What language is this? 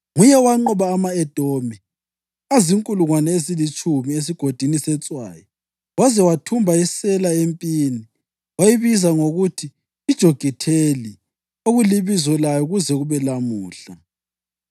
North Ndebele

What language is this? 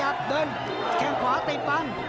Thai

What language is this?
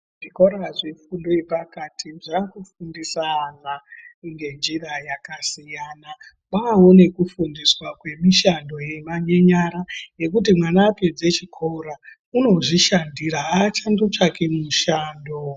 Ndau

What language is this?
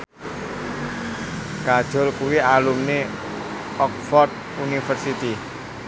Javanese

